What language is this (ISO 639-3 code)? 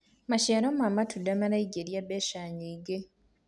kik